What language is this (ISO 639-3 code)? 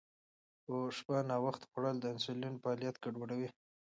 pus